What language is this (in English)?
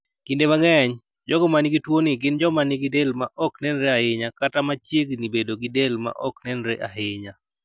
Luo (Kenya and Tanzania)